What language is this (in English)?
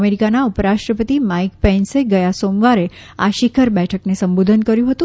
Gujarati